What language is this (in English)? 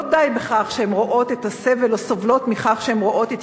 Hebrew